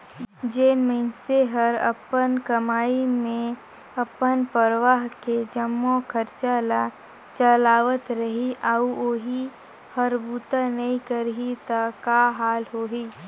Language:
Chhattisgarhi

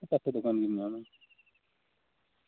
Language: Santali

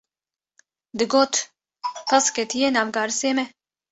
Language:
Kurdish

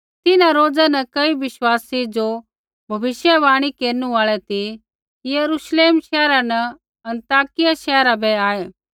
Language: Kullu Pahari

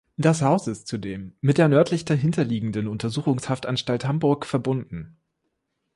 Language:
German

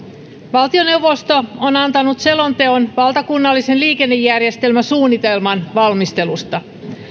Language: Finnish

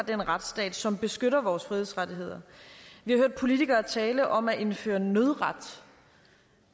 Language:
Danish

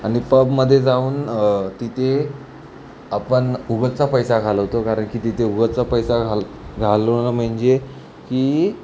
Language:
Marathi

